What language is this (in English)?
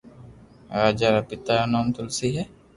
Loarki